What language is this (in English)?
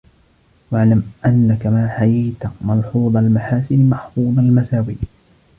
Arabic